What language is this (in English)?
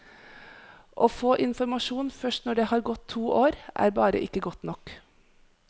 Norwegian